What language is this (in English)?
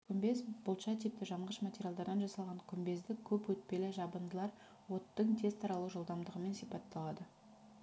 Kazakh